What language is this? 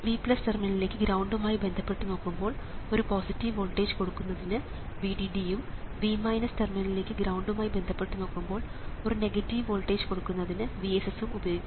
Malayalam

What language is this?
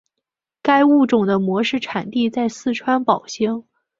Chinese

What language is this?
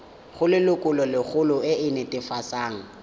Tswana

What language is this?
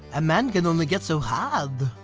English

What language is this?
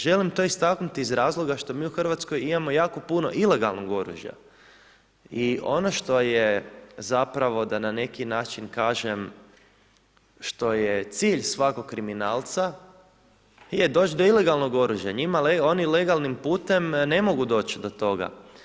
Croatian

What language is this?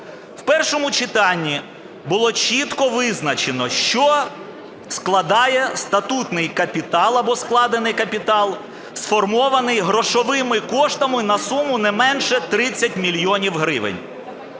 Ukrainian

